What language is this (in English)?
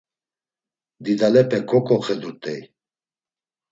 Laz